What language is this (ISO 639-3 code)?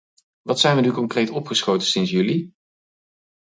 nld